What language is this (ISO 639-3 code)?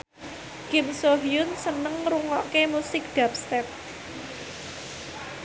jav